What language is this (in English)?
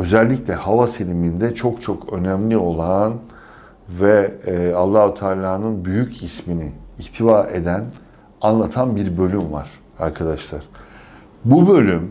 Turkish